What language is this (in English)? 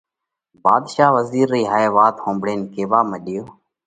Parkari Koli